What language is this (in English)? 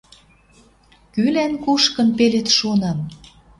Western Mari